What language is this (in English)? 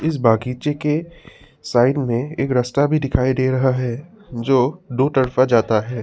Hindi